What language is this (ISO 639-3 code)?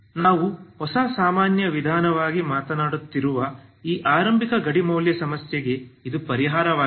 kan